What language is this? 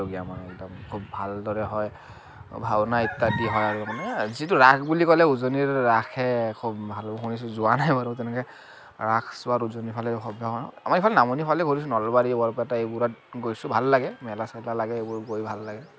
Assamese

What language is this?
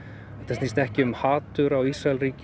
Icelandic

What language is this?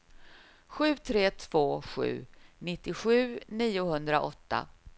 Swedish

